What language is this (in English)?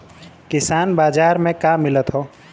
Bhojpuri